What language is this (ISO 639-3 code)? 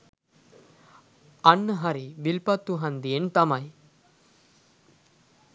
sin